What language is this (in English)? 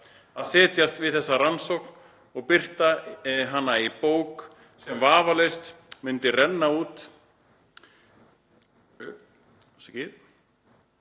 Icelandic